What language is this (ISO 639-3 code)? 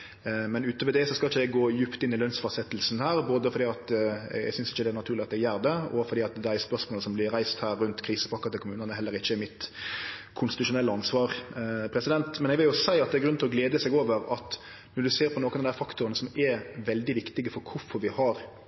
nno